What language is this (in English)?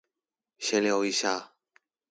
Chinese